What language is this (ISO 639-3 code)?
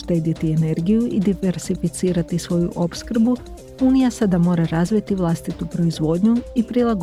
hrv